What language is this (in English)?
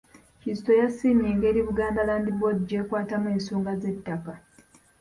Ganda